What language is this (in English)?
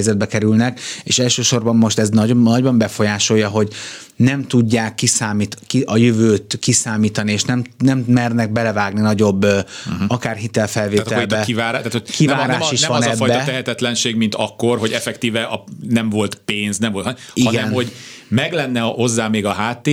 Hungarian